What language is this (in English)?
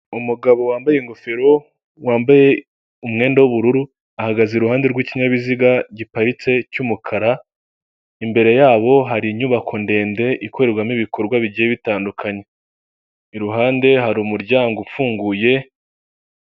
Kinyarwanda